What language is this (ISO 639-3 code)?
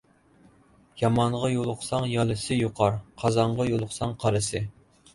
uig